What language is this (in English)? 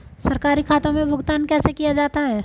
Hindi